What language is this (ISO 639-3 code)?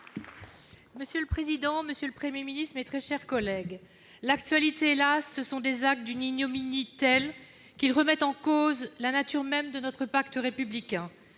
fra